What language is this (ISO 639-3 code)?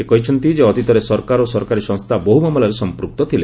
ori